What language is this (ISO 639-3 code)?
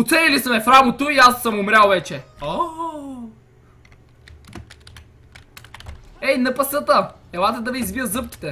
bul